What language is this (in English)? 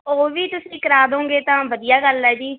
Punjabi